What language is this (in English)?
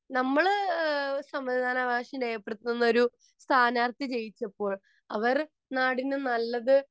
Malayalam